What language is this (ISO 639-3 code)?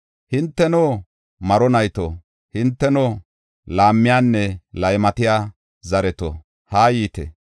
gof